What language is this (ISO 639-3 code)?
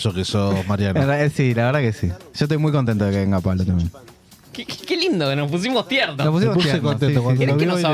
spa